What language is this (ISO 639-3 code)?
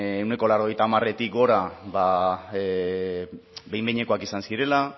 eus